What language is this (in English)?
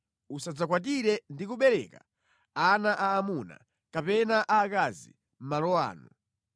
Nyanja